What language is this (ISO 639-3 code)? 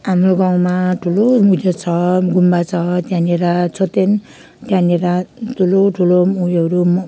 nep